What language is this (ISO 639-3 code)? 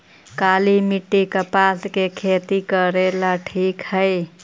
mag